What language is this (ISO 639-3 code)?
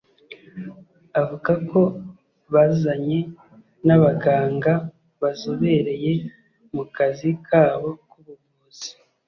kin